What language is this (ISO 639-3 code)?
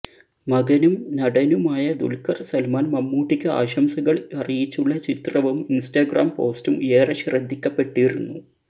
mal